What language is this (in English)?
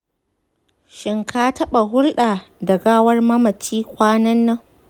Hausa